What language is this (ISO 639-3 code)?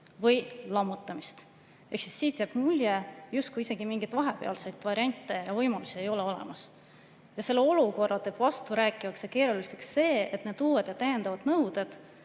est